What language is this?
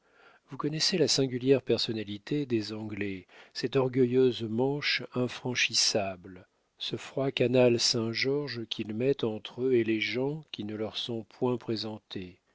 French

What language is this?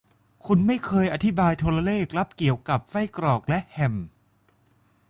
Thai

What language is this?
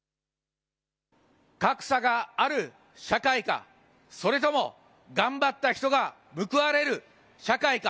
Japanese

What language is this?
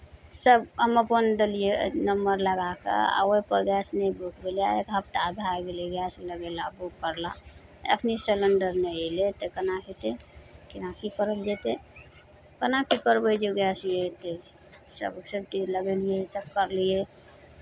Maithili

